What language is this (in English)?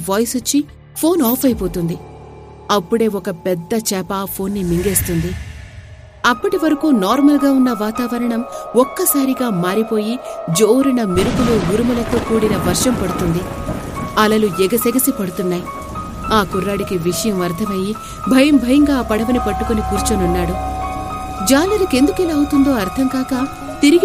Telugu